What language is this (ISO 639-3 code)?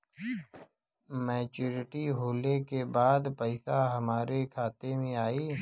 bho